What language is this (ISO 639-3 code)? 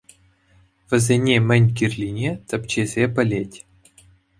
chv